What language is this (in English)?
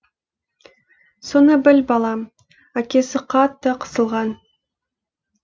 Kazakh